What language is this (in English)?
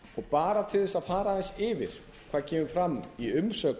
Icelandic